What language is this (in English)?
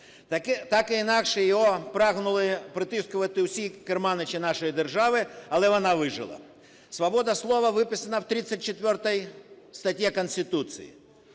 Ukrainian